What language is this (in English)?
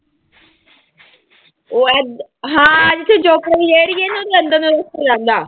Punjabi